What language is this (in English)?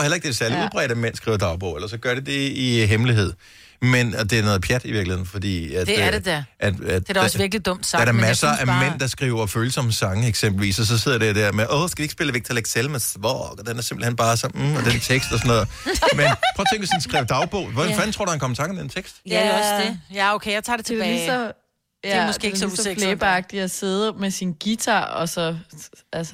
Danish